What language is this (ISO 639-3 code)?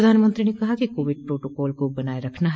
hin